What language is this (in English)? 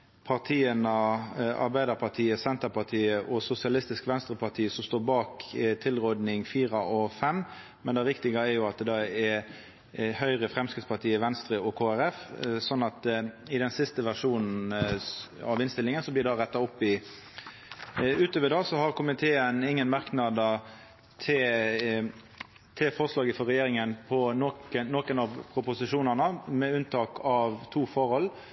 Norwegian Nynorsk